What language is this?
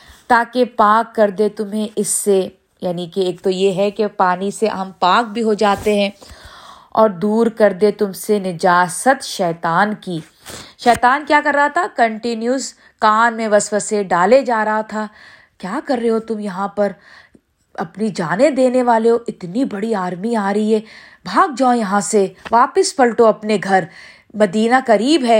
Urdu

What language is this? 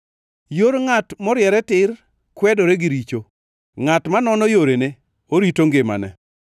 Luo (Kenya and Tanzania)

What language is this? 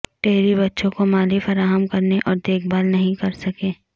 Urdu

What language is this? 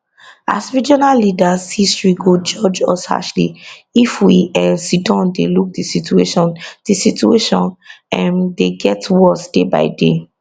Nigerian Pidgin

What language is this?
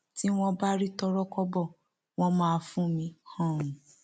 Yoruba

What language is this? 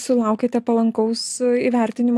Lithuanian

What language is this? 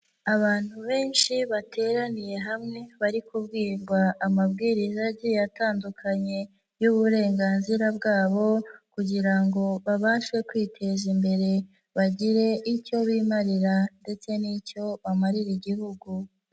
Kinyarwanda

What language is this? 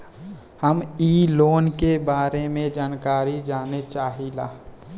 Bhojpuri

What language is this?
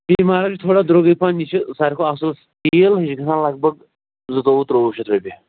Kashmiri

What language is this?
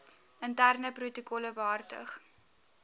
Afrikaans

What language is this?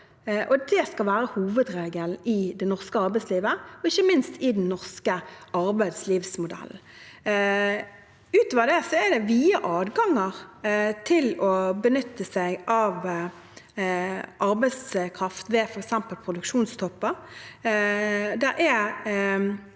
Norwegian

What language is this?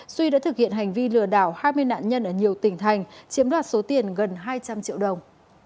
Vietnamese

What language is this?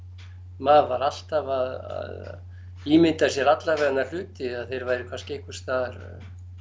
Icelandic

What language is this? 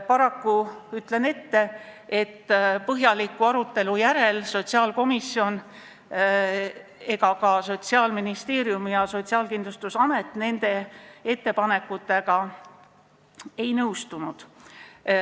Estonian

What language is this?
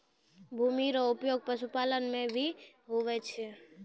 Maithili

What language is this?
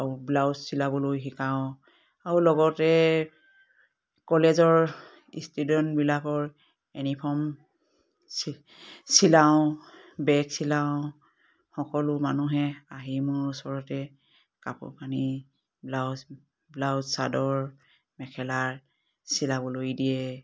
Assamese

